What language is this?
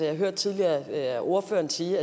Danish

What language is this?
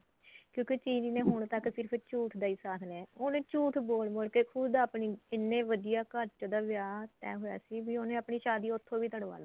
Punjabi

